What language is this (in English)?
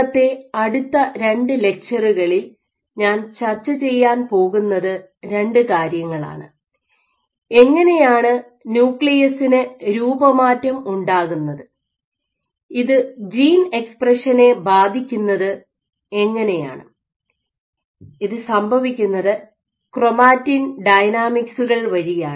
Malayalam